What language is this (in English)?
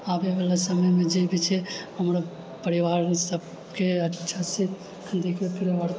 Maithili